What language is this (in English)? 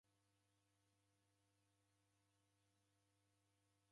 Taita